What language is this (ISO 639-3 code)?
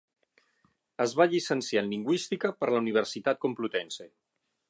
cat